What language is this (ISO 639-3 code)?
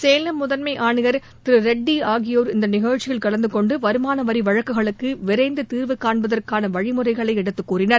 tam